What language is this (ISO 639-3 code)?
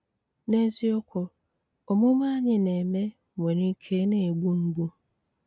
ibo